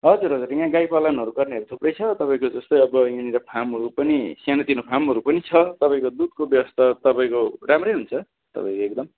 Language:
Nepali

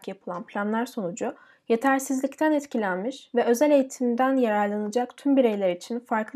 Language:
Turkish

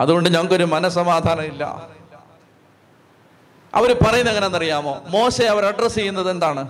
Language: Malayalam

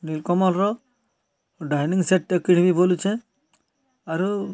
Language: Odia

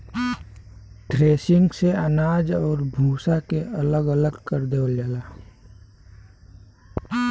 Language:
Bhojpuri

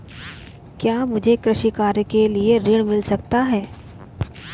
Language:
Hindi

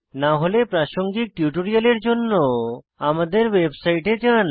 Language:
Bangla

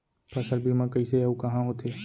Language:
Chhattisgarhi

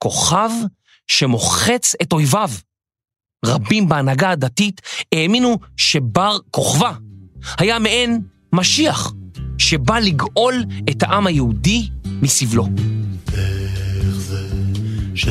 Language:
Hebrew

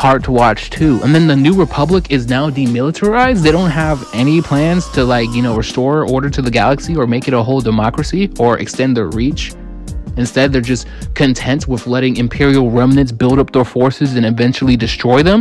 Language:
English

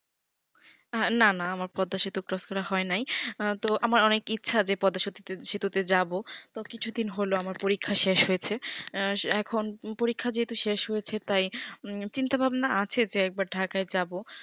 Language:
Bangla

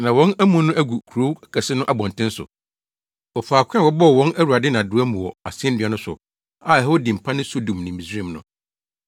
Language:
Akan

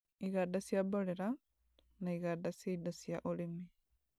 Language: Kikuyu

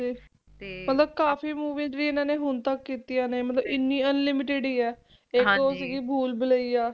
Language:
Punjabi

